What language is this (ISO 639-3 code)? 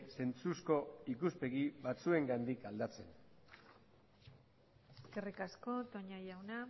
eus